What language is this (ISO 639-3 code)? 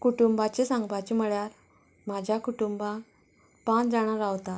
kok